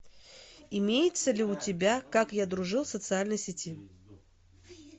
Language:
Russian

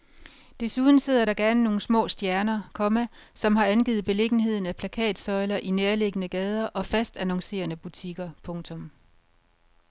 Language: Danish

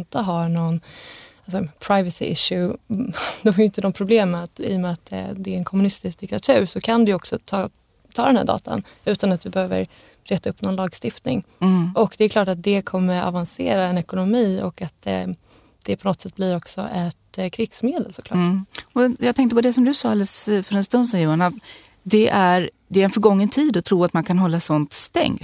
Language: Swedish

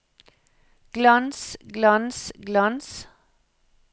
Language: Norwegian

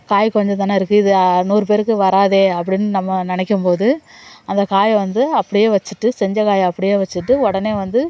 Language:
Tamil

